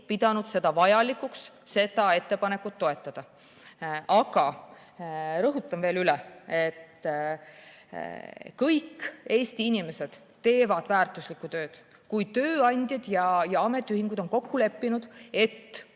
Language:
Estonian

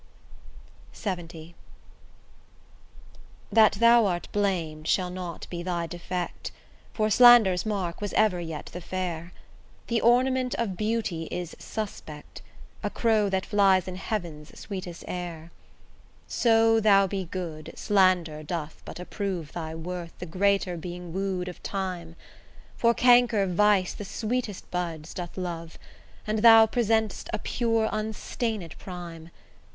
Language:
English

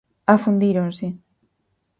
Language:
Galician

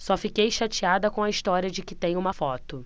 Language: Portuguese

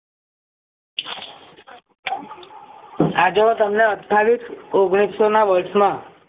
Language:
Gujarati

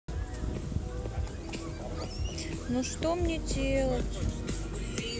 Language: Russian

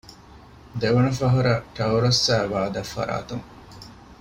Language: Divehi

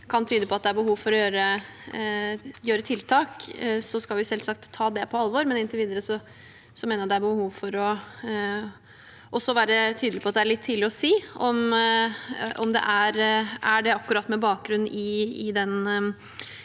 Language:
Norwegian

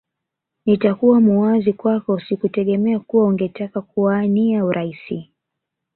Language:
Swahili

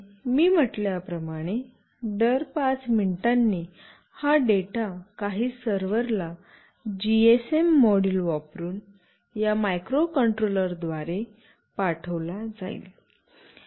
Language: Marathi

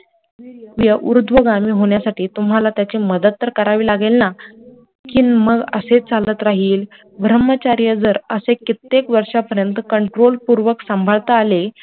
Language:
Marathi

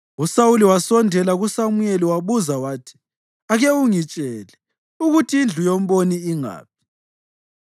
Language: North Ndebele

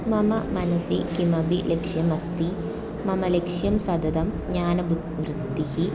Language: Sanskrit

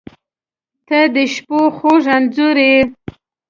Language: Pashto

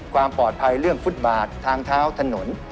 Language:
Thai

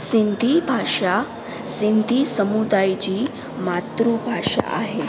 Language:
Sindhi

